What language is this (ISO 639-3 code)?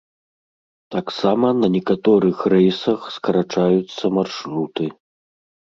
bel